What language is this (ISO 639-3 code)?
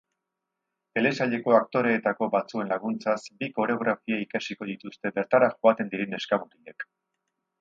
eus